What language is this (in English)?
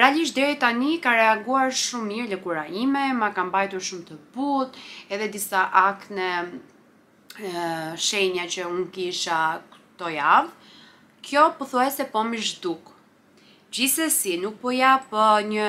Romanian